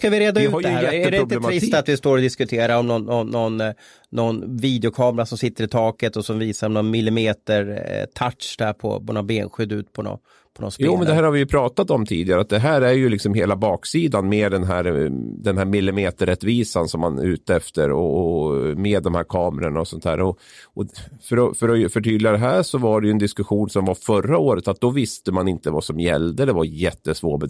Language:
Swedish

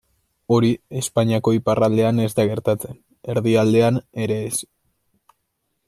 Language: Basque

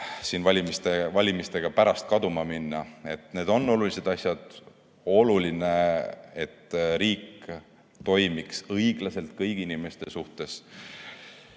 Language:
Estonian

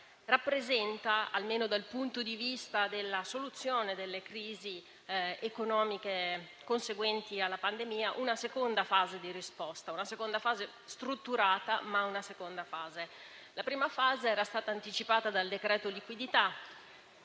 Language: Italian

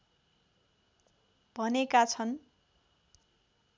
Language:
Nepali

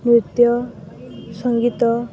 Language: Odia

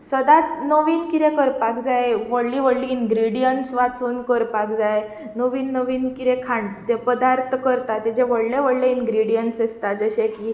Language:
Konkani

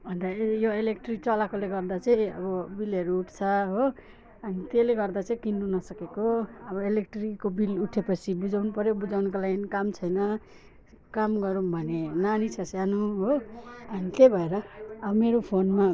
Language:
Nepali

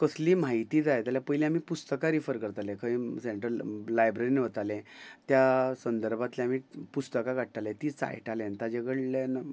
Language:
Konkani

